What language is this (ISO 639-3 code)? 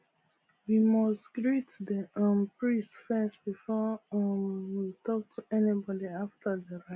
pcm